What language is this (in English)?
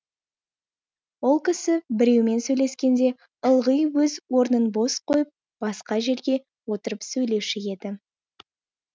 Kazakh